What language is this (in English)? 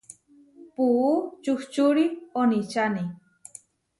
Huarijio